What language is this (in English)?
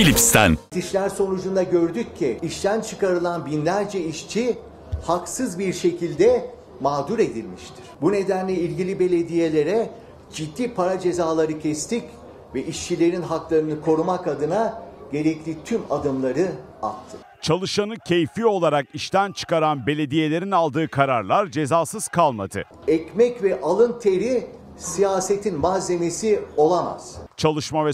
Turkish